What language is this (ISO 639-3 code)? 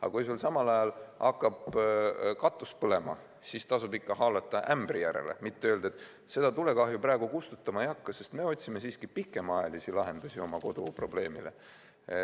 est